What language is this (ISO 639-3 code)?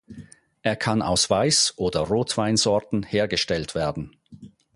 deu